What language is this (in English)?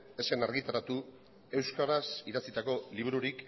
Basque